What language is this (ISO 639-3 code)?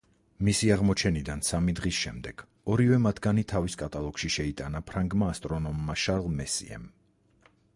kat